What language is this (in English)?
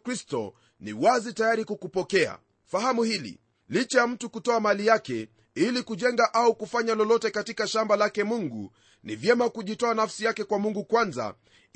Swahili